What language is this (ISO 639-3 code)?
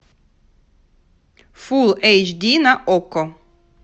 rus